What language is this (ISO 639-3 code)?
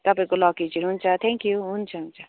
nep